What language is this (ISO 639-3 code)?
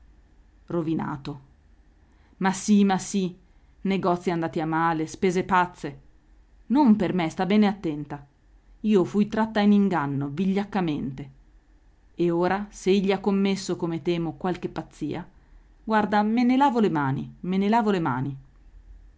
ita